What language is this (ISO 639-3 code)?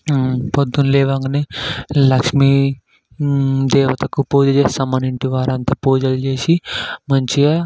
tel